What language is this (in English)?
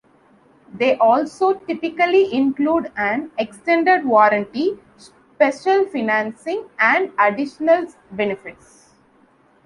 English